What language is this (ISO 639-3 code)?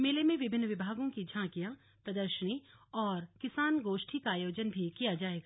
hin